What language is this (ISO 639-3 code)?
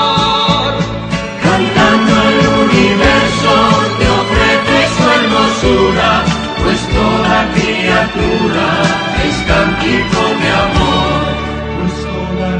ell